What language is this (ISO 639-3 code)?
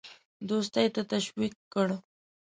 pus